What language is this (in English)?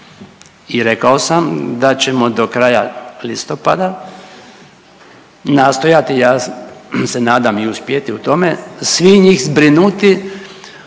Croatian